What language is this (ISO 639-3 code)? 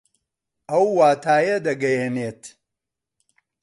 ckb